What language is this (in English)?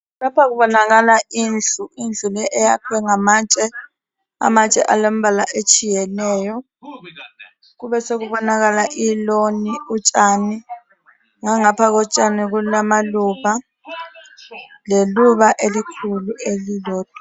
North Ndebele